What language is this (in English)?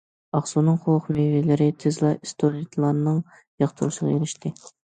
Uyghur